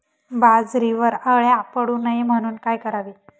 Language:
Marathi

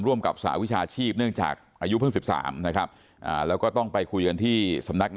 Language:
Thai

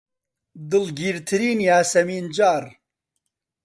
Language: Central Kurdish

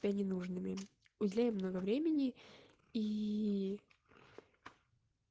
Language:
Russian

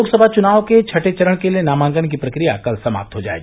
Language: Hindi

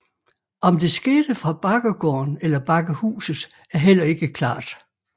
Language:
Danish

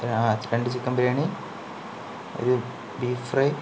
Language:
Malayalam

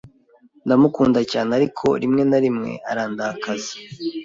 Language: Kinyarwanda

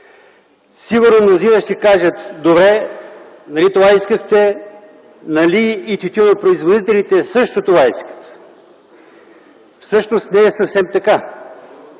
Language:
Bulgarian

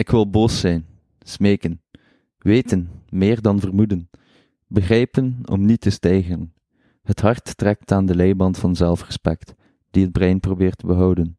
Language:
Dutch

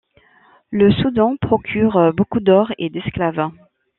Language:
French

